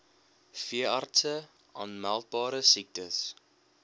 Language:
Afrikaans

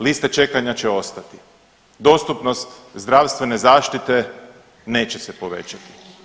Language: Croatian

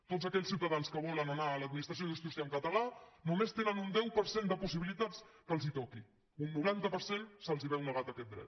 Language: Catalan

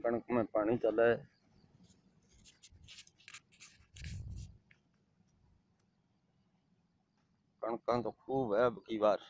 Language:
Hindi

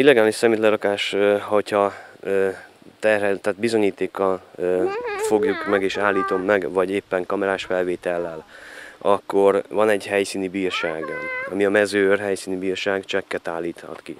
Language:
Hungarian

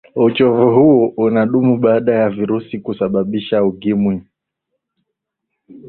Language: Swahili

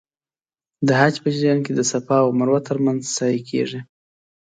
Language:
Pashto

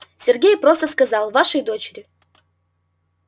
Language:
Russian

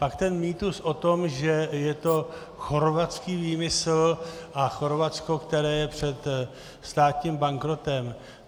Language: Czech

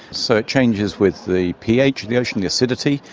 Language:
English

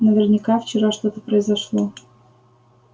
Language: Russian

